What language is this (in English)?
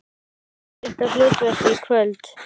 Icelandic